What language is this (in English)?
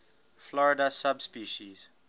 English